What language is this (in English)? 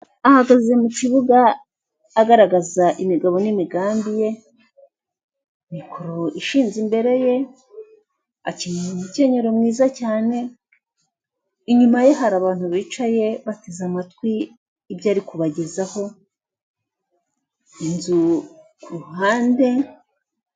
Kinyarwanda